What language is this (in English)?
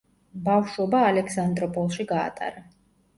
Georgian